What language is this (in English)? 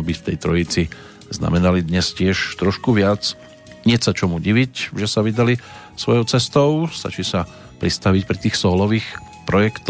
Slovak